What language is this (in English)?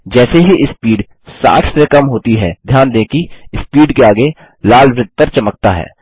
Hindi